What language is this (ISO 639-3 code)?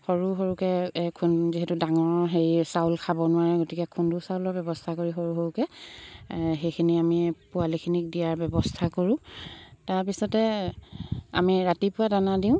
asm